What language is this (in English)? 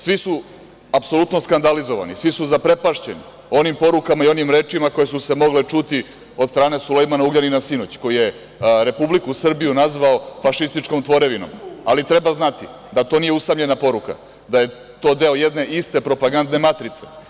Serbian